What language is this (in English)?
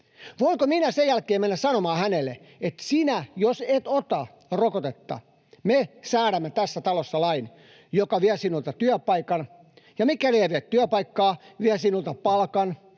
Finnish